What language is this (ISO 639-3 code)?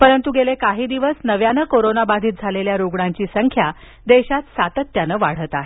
mar